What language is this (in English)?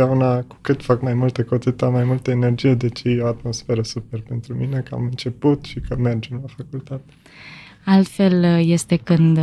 Romanian